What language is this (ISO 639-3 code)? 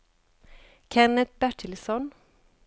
swe